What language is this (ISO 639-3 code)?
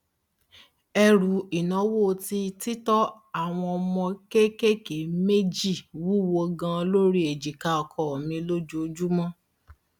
yor